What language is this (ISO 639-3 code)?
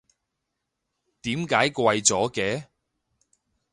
yue